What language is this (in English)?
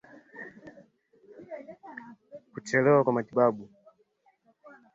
Swahili